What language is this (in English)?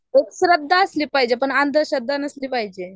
Marathi